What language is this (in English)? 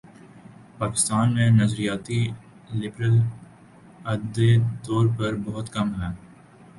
Urdu